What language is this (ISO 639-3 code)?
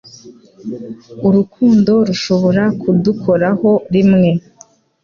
kin